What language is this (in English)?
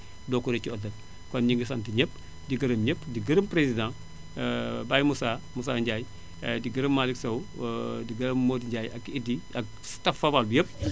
Wolof